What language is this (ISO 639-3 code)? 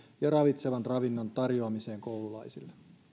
fin